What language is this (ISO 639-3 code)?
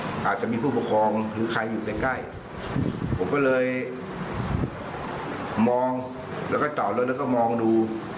tha